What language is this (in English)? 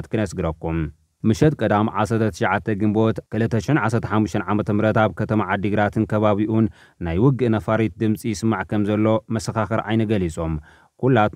Arabic